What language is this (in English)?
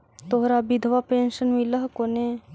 Magahi